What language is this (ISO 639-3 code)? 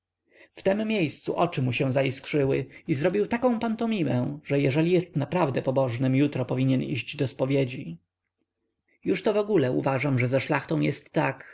pol